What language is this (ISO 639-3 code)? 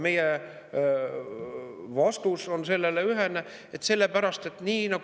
est